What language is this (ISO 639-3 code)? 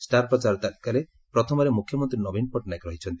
ori